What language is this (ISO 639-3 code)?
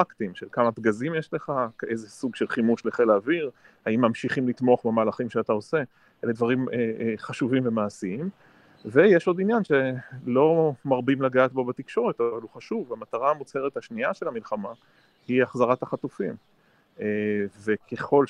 heb